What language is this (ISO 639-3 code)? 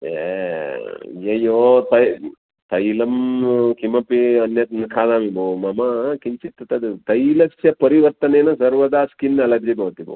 san